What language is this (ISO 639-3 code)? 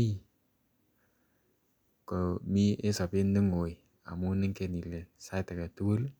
kln